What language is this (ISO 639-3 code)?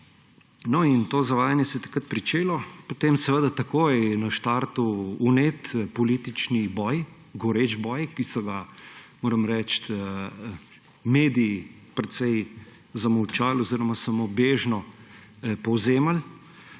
slv